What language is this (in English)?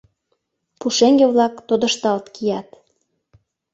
Mari